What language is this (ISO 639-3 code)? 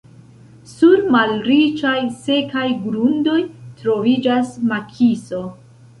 epo